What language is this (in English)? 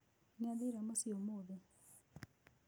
Kikuyu